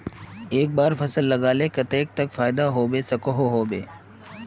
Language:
Magahi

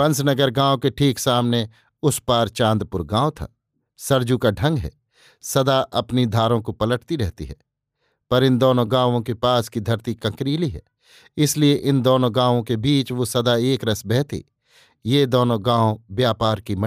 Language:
Hindi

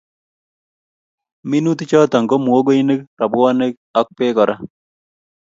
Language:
Kalenjin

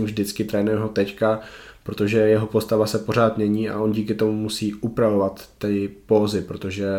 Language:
Czech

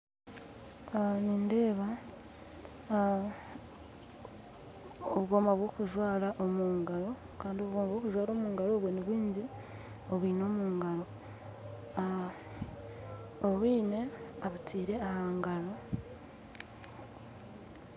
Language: Nyankole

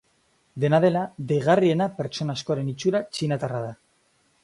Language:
Basque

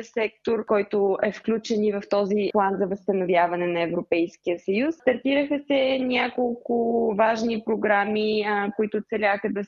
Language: Bulgarian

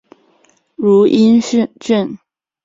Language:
Chinese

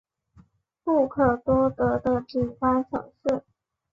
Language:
Chinese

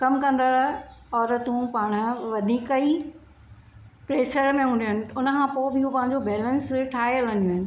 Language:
Sindhi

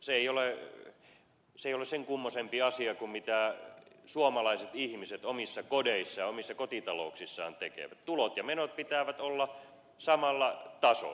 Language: Finnish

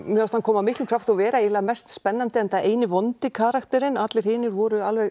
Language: Icelandic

